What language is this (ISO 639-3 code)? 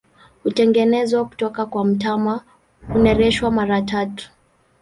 swa